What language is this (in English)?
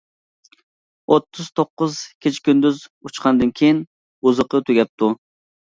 Uyghur